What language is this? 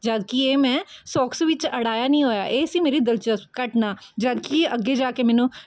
Punjabi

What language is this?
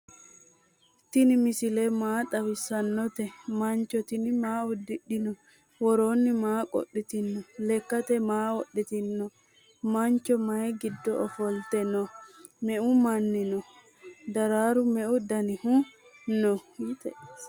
Sidamo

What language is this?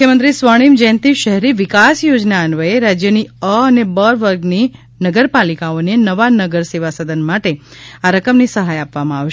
Gujarati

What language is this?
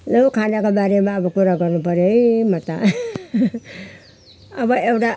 Nepali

